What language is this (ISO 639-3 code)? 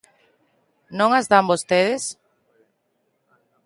glg